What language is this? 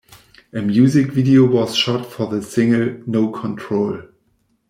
English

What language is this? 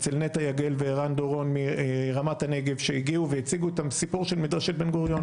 Hebrew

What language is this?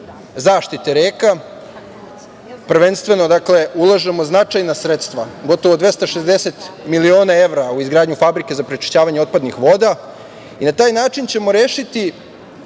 Serbian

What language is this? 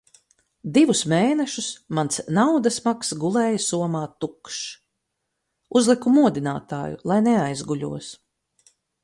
Latvian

